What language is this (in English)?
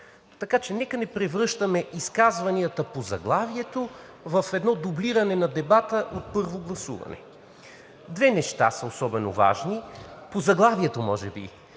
Bulgarian